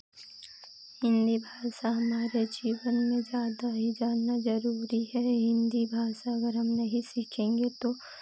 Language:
Hindi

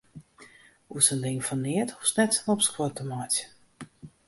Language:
Western Frisian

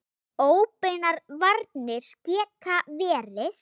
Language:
Icelandic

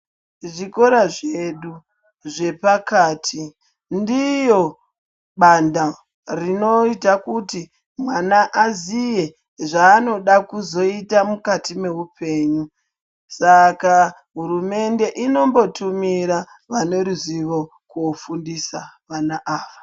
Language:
Ndau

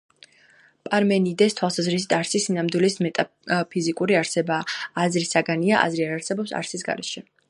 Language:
Georgian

